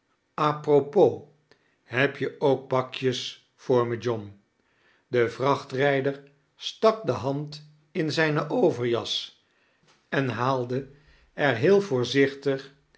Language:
Dutch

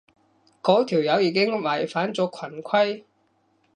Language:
Cantonese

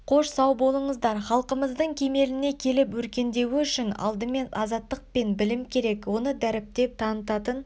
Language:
Kazakh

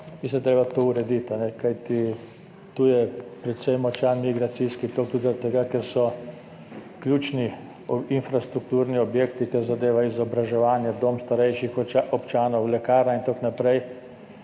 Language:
Slovenian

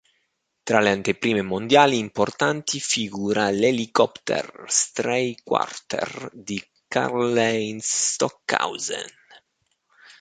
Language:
Italian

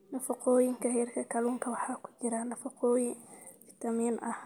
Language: Somali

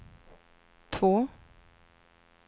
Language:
Swedish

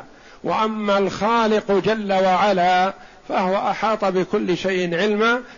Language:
Arabic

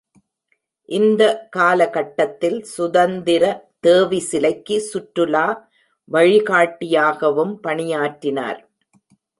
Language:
Tamil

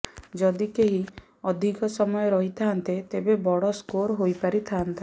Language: Odia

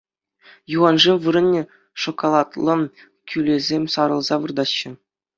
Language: Chuvash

